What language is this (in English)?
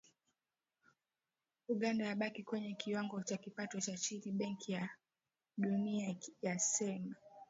Swahili